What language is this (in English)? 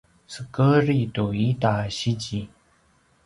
Paiwan